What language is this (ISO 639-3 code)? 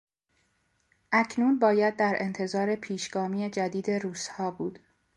fas